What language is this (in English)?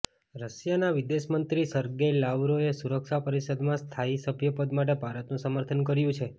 Gujarati